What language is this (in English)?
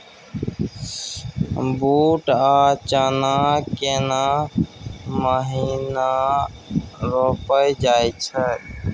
Maithili